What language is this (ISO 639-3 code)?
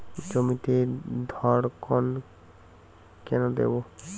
ben